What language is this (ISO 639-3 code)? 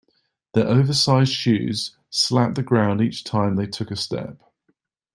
eng